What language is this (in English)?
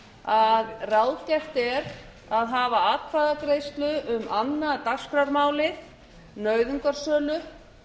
Icelandic